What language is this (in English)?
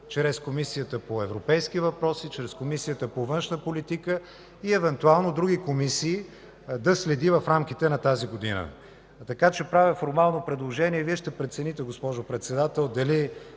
Bulgarian